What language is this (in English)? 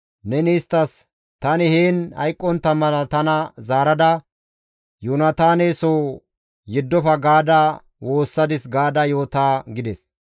Gamo